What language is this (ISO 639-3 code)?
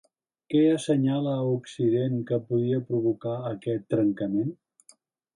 cat